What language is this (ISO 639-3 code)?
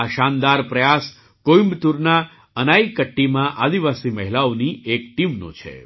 guj